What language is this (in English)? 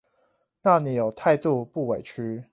Chinese